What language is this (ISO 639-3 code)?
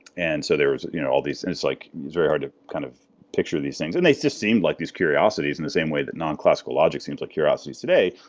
eng